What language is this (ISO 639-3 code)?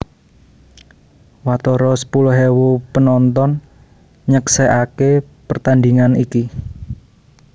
jav